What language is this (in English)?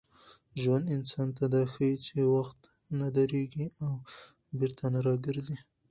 Pashto